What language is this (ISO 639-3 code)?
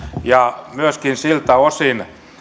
fin